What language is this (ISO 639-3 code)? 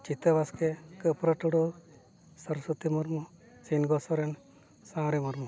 sat